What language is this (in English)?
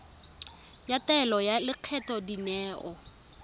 Tswana